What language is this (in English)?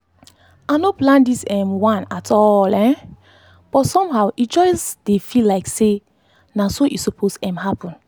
Nigerian Pidgin